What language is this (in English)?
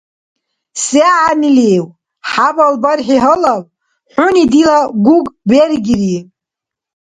Dargwa